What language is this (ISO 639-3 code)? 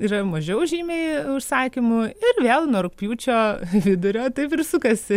lit